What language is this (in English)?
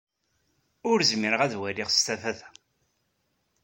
Kabyle